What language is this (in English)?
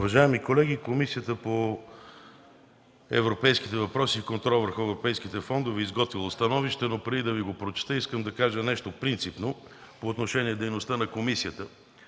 Bulgarian